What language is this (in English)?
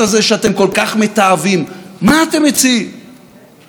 Hebrew